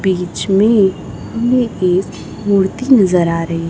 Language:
Hindi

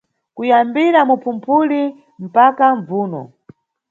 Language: Nyungwe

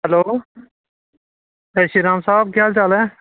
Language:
Dogri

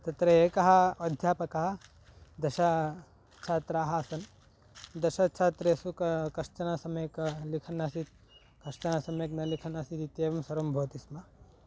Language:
Sanskrit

